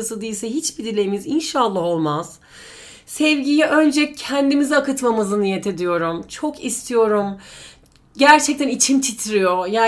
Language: Turkish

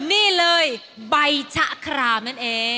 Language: Thai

